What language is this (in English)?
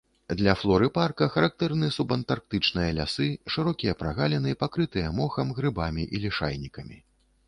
Belarusian